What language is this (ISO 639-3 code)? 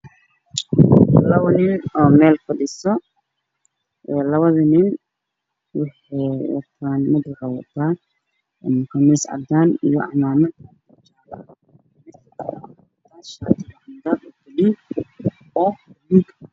som